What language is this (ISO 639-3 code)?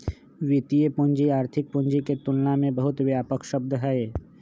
mag